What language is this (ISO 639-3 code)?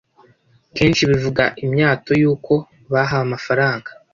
kin